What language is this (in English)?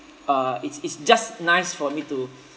English